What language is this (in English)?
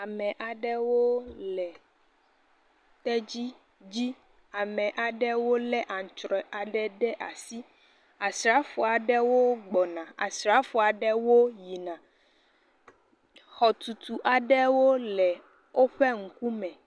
Ewe